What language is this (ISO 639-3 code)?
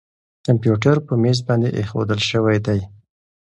pus